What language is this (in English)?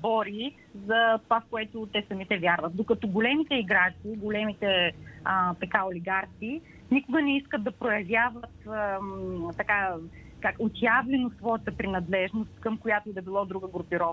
Bulgarian